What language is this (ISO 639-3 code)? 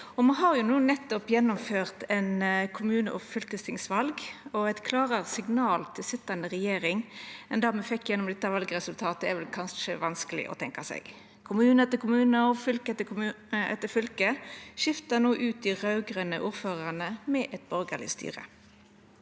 nor